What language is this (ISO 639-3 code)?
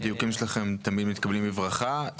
heb